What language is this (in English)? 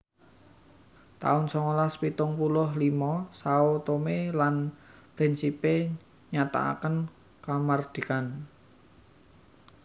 Javanese